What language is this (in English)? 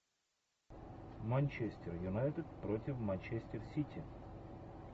Russian